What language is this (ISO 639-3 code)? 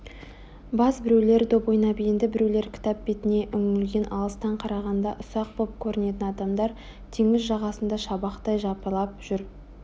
kaz